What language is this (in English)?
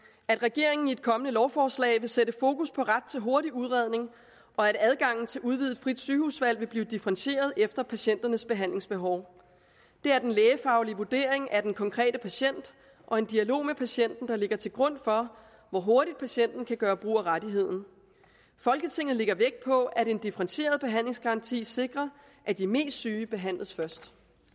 Danish